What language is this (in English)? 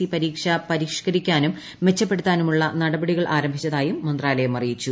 Malayalam